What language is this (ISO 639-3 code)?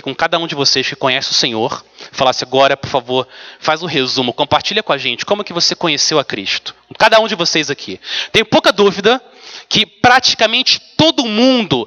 por